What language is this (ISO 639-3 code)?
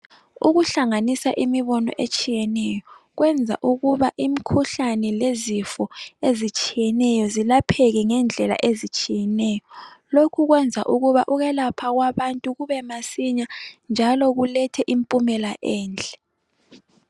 nde